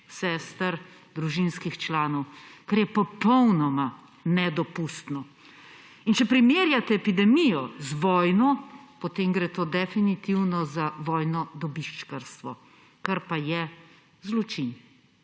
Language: Slovenian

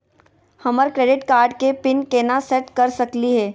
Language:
Magahi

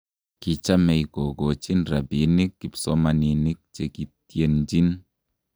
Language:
Kalenjin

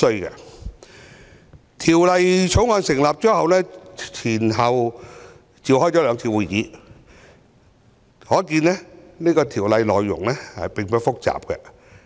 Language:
Cantonese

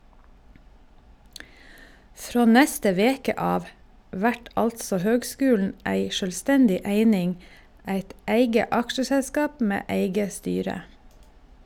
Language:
Norwegian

